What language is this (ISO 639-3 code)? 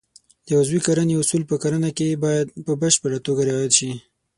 pus